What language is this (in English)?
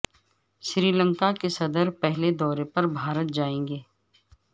Urdu